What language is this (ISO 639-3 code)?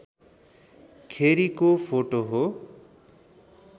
nep